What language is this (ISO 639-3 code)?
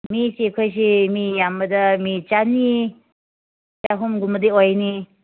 mni